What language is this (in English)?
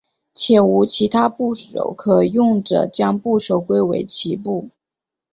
Chinese